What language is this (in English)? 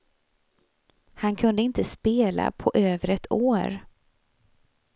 Swedish